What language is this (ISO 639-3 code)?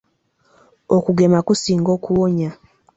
lug